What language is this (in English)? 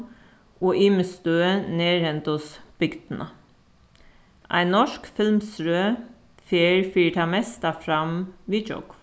Faroese